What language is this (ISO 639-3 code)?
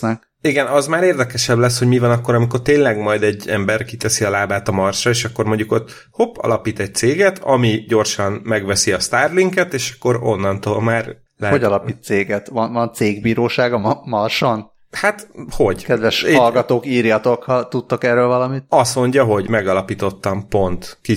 hun